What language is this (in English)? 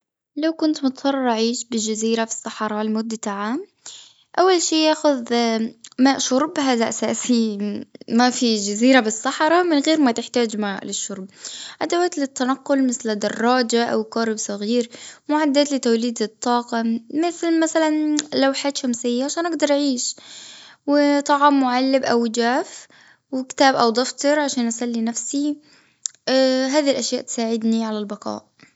Gulf Arabic